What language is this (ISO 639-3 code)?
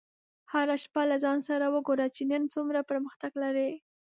pus